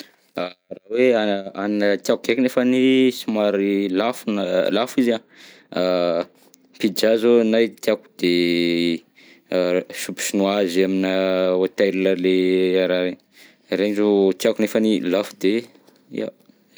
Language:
Southern Betsimisaraka Malagasy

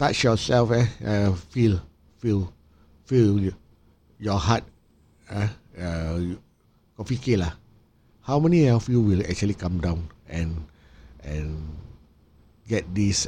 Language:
Malay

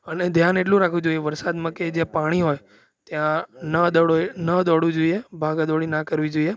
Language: Gujarati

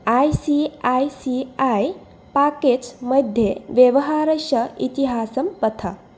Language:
Sanskrit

